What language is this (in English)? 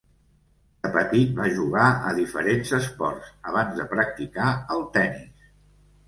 Catalan